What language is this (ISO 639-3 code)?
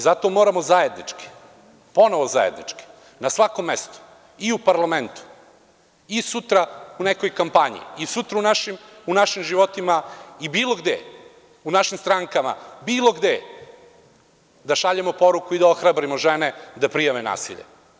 srp